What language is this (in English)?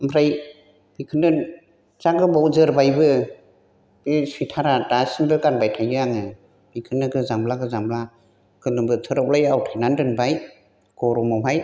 Bodo